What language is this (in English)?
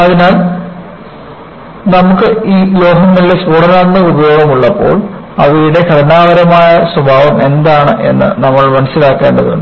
Malayalam